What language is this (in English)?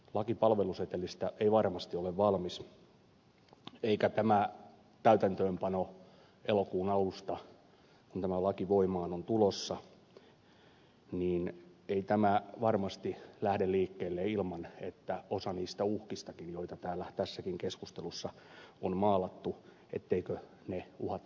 Finnish